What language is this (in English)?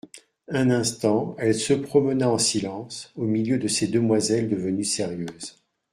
French